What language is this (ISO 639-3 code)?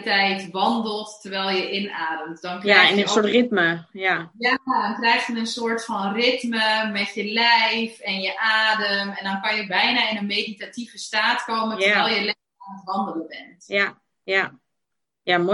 nld